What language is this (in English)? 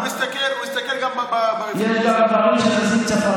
Hebrew